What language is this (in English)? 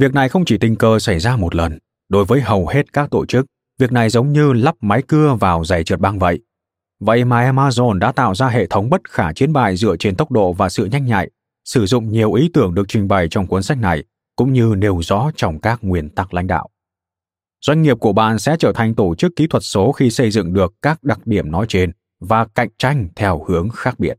Vietnamese